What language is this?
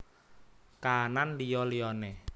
Javanese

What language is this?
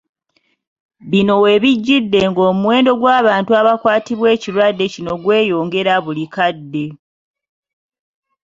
Ganda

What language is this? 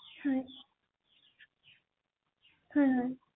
Assamese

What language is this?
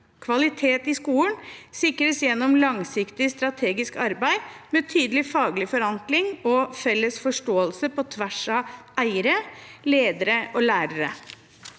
Norwegian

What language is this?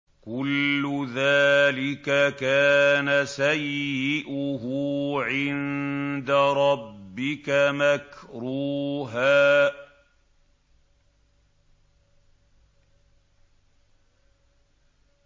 Arabic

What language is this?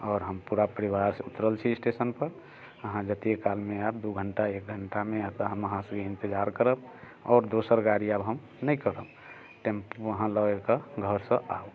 Maithili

